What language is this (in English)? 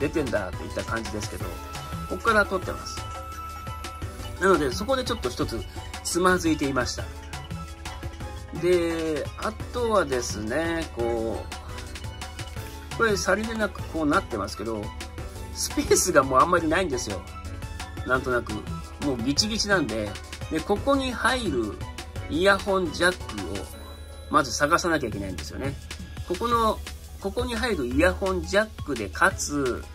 Japanese